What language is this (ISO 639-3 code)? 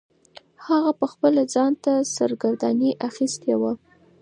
pus